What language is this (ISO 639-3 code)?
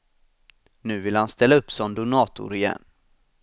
swe